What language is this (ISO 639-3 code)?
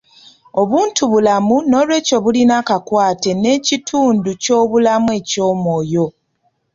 lug